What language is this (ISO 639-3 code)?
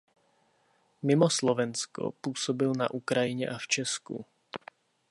ces